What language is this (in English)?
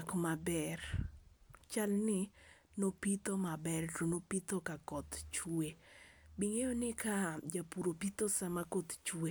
Luo (Kenya and Tanzania)